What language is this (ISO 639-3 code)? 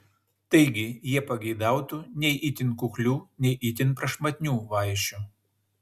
lit